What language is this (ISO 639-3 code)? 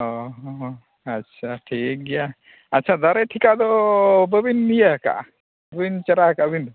sat